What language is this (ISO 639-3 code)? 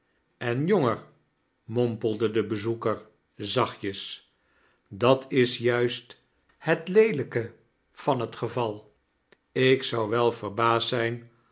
nld